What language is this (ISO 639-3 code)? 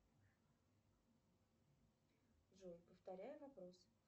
rus